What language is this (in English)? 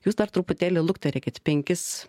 Lithuanian